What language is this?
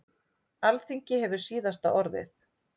Icelandic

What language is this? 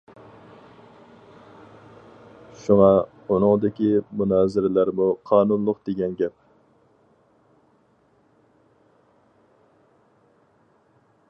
Uyghur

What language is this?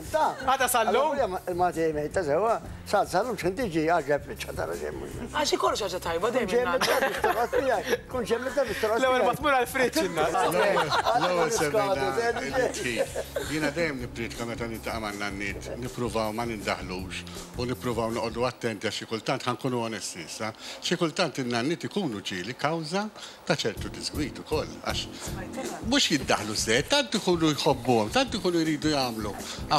Arabic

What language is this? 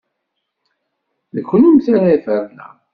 Kabyle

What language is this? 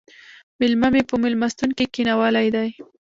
Pashto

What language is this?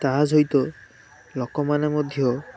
Odia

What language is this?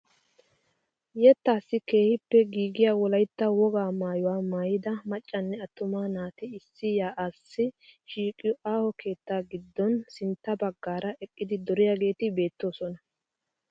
Wolaytta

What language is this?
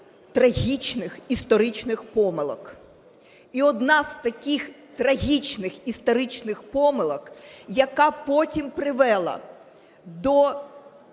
Ukrainian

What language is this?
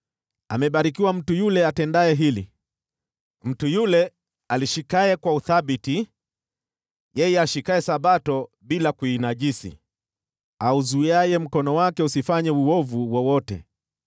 Swahili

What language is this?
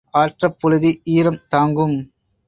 Tamil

